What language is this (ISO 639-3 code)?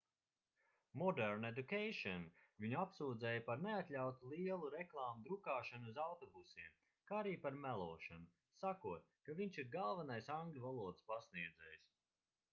lav